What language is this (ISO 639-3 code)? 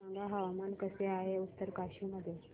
mar